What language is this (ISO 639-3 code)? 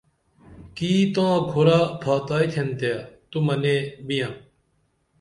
dml